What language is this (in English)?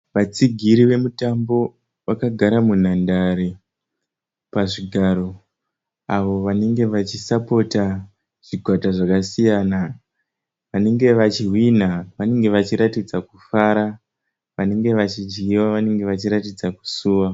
Shona